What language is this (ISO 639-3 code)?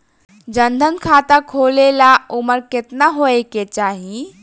bho